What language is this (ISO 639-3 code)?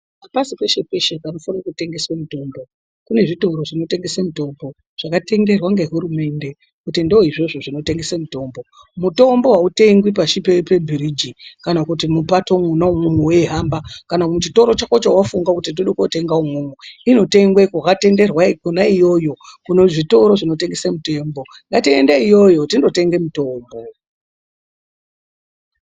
ndc